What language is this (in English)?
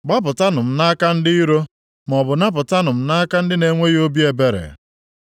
Igbo